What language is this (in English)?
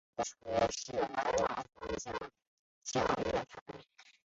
Chinese